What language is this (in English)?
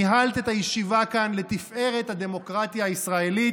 Hebrew